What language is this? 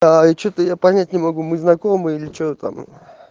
Russian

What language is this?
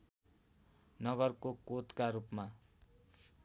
Nepali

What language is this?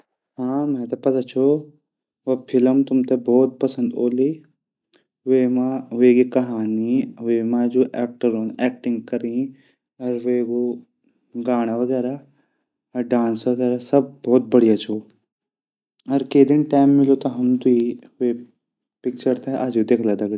Garhwali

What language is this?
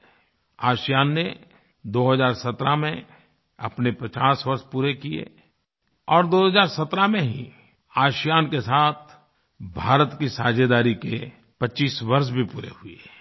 Hindi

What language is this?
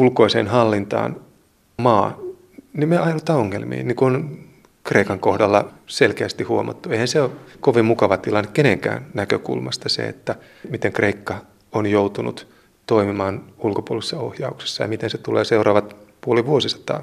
Finnish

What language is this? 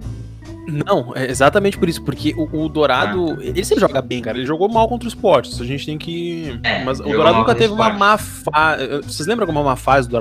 Portuguese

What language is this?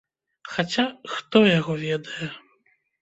Belarusian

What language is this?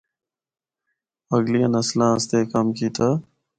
Northern Hindko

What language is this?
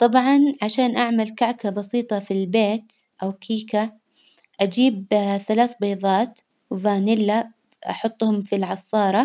Hijazi Arabic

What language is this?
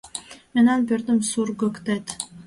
Mari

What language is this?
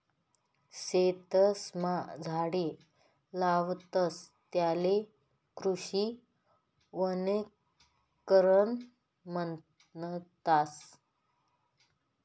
Marathi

